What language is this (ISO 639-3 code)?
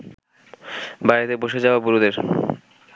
ben